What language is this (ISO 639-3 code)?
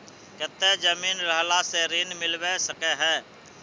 mag